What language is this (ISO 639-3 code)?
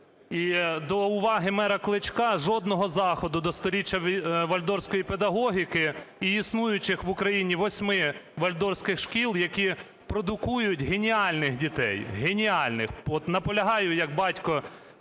ukr